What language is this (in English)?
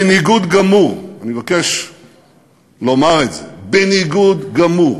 Hebrew